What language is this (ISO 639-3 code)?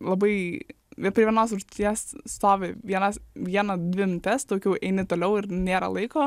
lit